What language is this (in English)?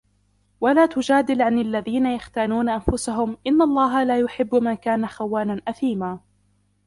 Arabic